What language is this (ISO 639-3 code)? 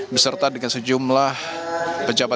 ind